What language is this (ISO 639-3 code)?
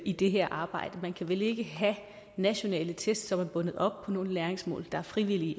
dan